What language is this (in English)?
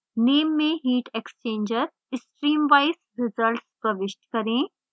Hindi